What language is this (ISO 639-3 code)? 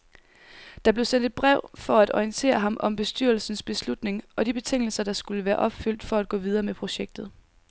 dan